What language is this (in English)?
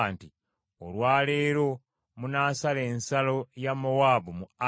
Ganda